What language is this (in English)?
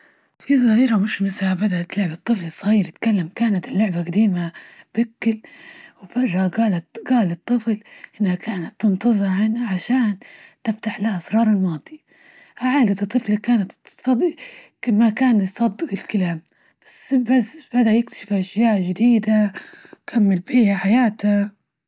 Libyan Arabic